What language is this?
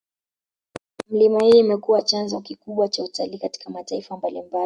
Swahili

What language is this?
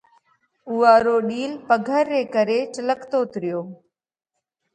Parkari Koli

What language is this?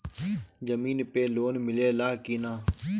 Bhojpuri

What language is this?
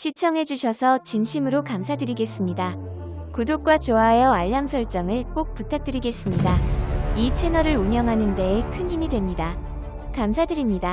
Korean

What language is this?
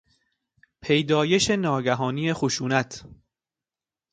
Persian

